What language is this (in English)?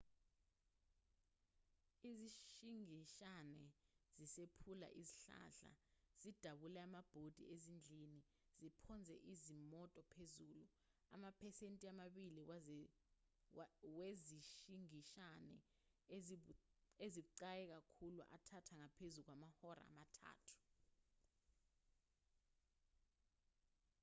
Zulu